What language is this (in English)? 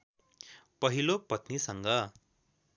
Nepali